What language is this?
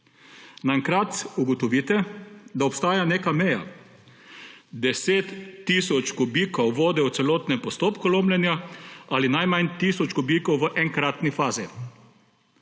Slovenian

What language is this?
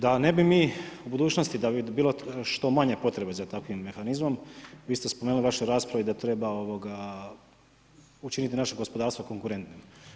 Croatian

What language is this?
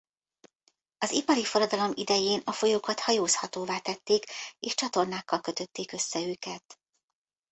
Hungarian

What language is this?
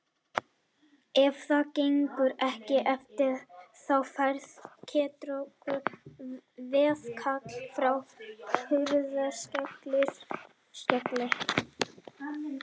Icelandic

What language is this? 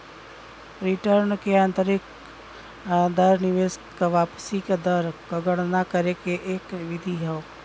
Bhojpuri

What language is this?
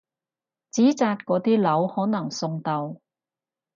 Cantonese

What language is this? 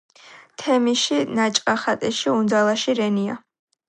Georgian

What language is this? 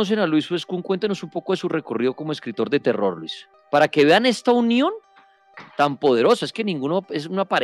Spanish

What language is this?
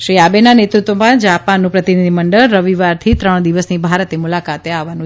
Gujarati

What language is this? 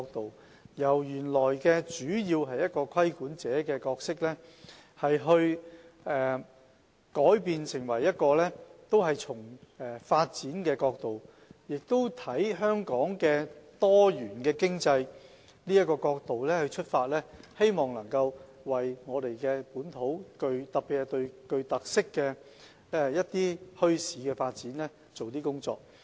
Cantonese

